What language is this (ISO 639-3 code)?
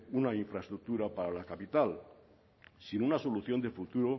spa